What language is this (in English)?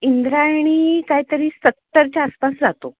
Marathi